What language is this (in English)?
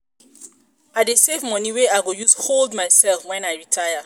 Nigerian Pidgin